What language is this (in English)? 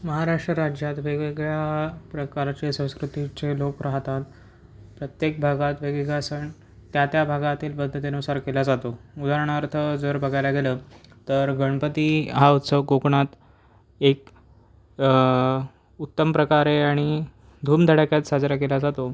Marathi